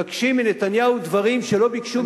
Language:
Hebrew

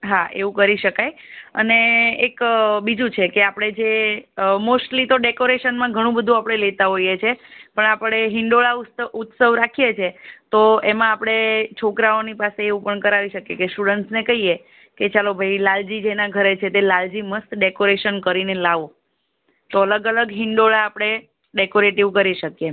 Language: Gujarati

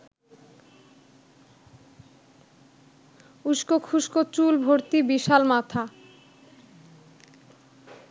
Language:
Bangla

